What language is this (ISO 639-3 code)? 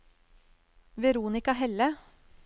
nor